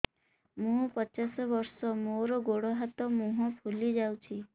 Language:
Odia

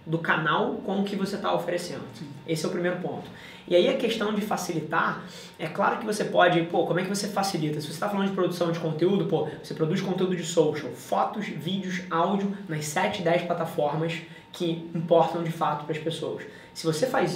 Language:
Portuguese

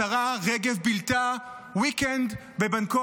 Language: Hebrew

